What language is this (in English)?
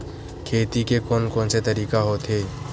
Chhattisgarhi